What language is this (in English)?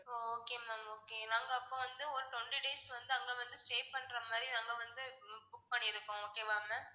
Tamil